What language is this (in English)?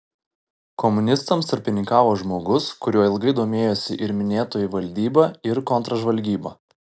Lithuanian